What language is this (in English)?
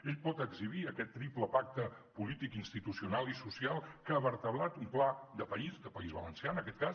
Catalan